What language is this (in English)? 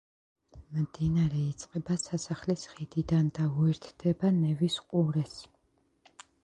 Georgian